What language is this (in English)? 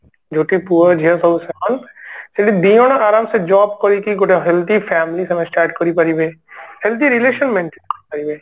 Odia